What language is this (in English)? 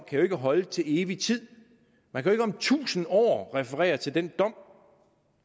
Danish